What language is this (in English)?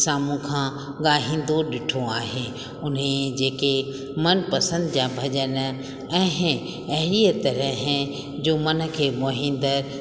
Sindhi